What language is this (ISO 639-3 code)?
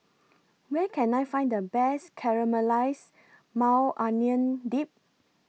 eng